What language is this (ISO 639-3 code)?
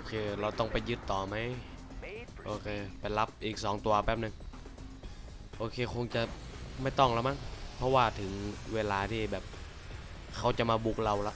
tha